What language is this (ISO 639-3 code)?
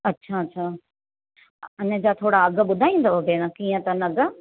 snd